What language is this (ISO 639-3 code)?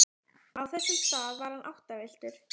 isl